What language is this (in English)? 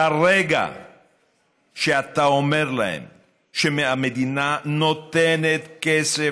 Hebrew